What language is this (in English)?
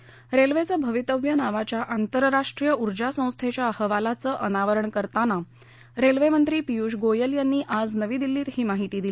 Marathi